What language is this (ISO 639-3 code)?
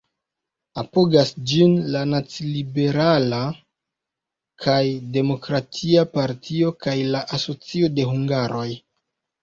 epo